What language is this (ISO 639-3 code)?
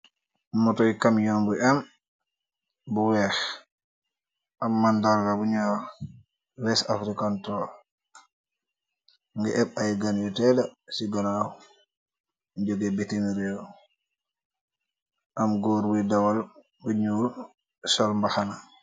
wol